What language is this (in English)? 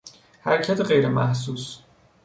Persian